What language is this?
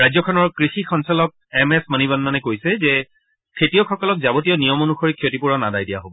Assamese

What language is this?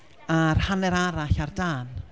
Welsh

